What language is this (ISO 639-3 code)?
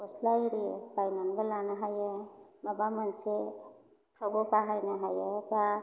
brx